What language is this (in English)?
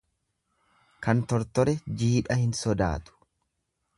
Oromo